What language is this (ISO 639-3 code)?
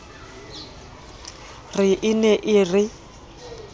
sot